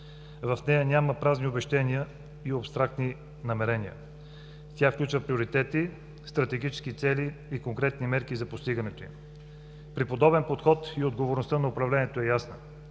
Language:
Bulgarian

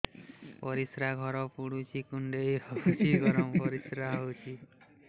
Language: Odia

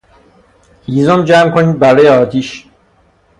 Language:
Persian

